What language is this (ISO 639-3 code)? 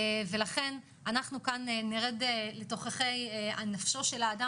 heb